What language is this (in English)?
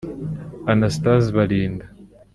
Kinyarwanda